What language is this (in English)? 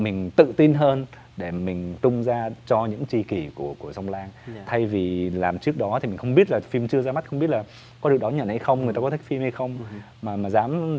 Vietnamese